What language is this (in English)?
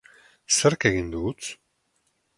Basque